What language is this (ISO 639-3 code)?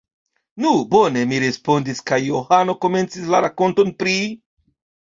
epo